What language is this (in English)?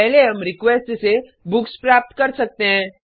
Hindi